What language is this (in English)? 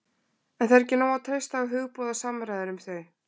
Icelandic